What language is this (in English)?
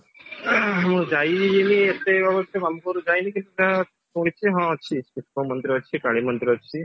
Odia